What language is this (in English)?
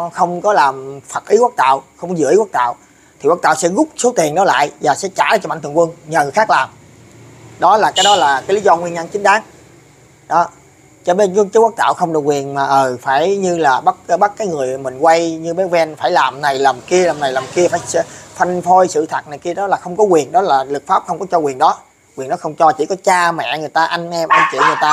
Vietnamese